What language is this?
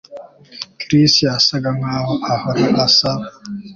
Kinyarwanda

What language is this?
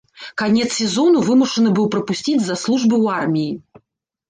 Belarusian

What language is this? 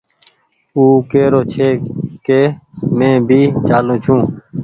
Goaria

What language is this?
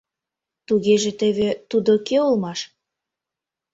Mari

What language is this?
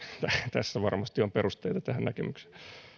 Finnish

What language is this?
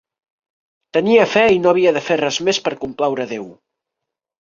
Catalan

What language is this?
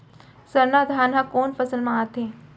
Chhattisgarhi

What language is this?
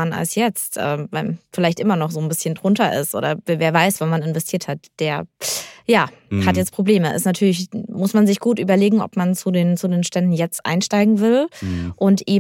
German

